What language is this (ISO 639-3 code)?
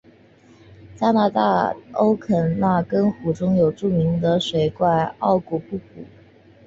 zho